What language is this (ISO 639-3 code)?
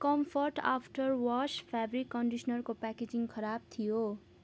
nep